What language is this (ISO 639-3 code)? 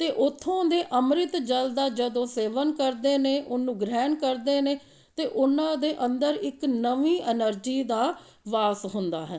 pan